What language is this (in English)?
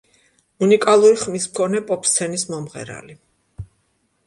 Georgian